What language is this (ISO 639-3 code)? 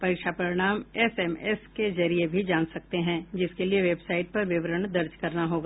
hin